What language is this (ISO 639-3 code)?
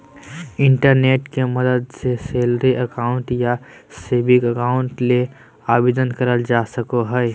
mag